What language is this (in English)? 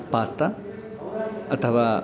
Sanskrit